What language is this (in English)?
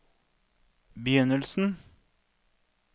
Norwegian